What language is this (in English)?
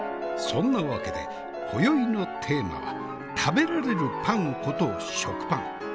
Japanese